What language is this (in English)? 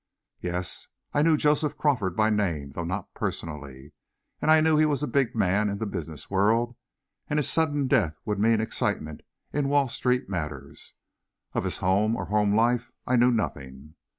English